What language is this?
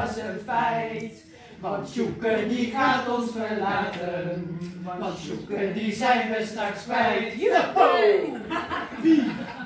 Dutch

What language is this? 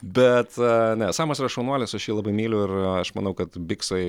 Lithuanian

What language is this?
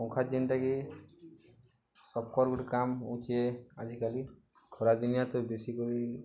Odia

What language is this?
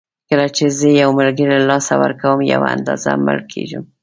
Pashto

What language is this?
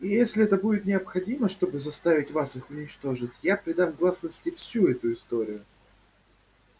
Russian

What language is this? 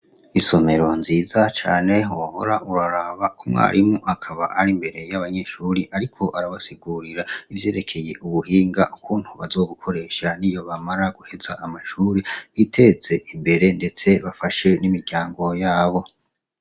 Rundi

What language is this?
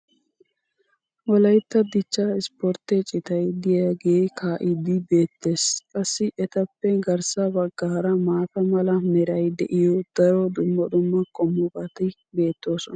Wolaytta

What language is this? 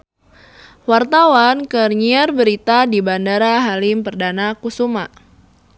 Sundanese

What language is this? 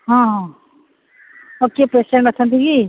Odia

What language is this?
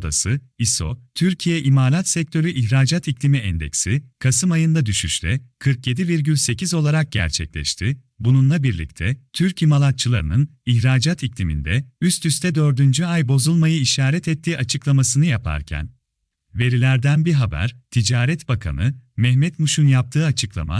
Turkish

